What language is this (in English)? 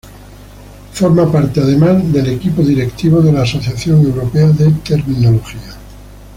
Spanish